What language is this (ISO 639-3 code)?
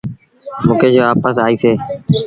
sbn